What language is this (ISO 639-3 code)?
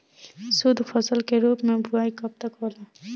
bho